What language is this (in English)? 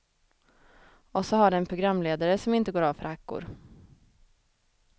Swedish